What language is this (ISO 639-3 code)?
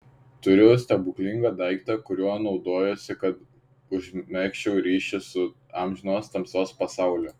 lit